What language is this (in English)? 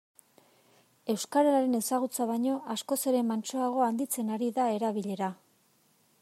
Basque